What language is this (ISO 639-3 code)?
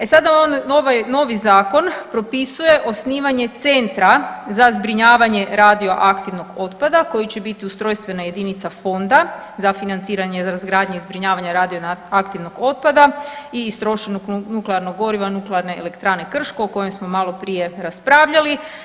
hrv